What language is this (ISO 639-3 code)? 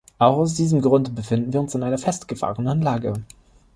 deu